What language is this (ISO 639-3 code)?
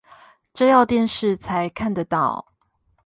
zho